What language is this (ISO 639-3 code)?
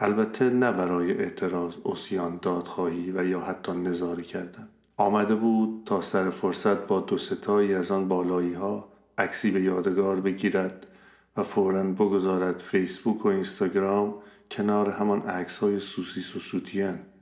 fas